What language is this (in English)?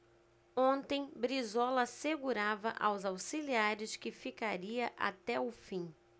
Portuguese